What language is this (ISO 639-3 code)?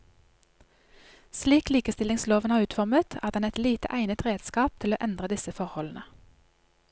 nor